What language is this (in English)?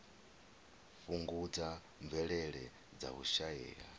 Venda